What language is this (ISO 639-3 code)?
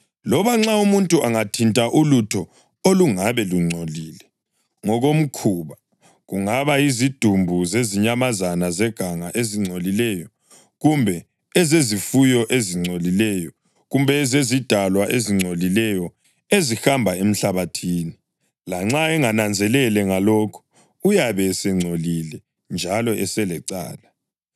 nde